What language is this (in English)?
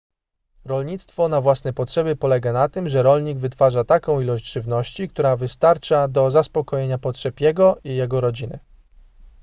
Polish